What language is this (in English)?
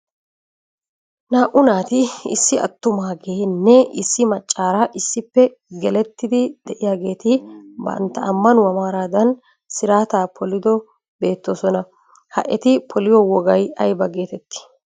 Wolaytta